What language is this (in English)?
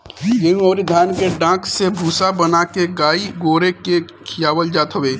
Bhojpuri